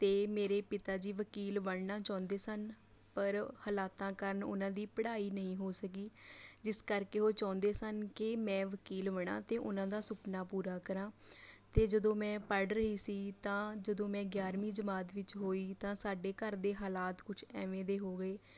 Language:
Punjabi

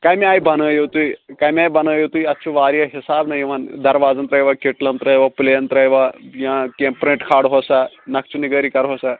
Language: Kashmiri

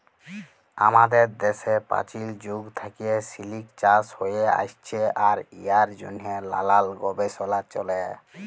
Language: Bangla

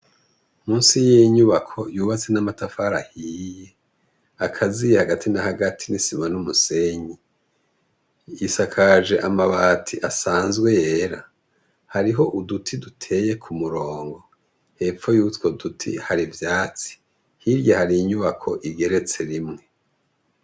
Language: Rundi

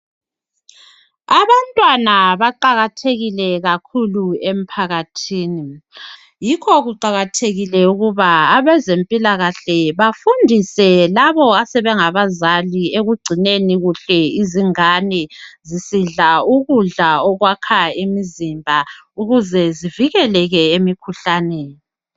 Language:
North Ndebele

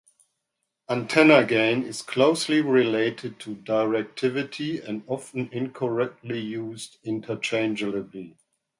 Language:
English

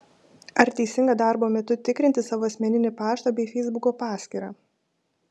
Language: Lithuanian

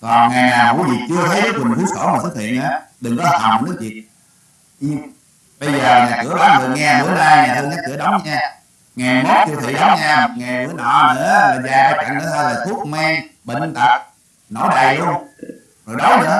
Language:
Vietnamese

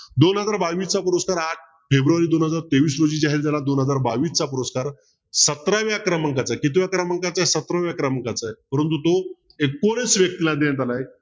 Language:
Marathi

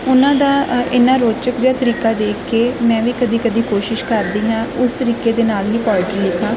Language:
Punjabi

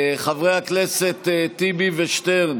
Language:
Hebrew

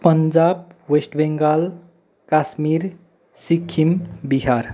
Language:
Nepali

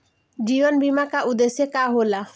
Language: Bhojpuri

